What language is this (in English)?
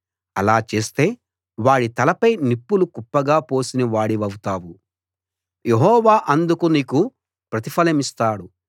Telugu